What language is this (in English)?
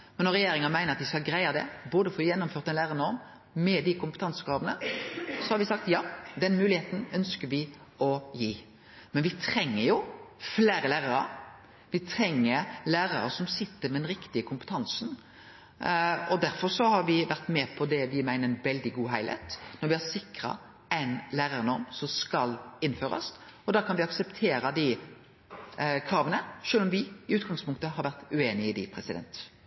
Norwegian Nynorsk